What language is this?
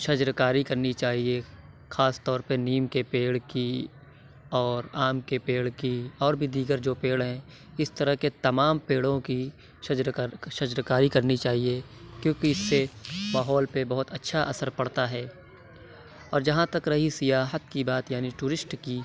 Urdu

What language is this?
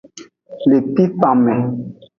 Aja (Benin)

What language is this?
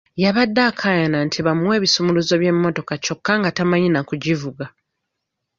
Ganda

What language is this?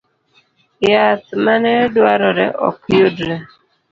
Luo (Kenya and Tanzania)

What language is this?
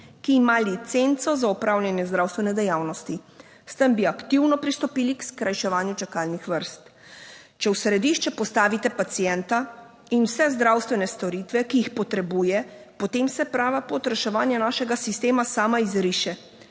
Slovenian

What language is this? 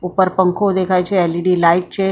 Gujarati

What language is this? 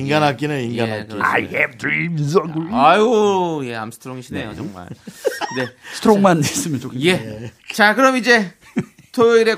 Korean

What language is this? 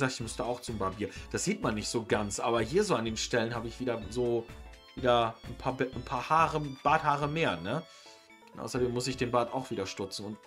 German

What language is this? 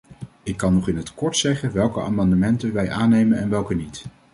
Dutch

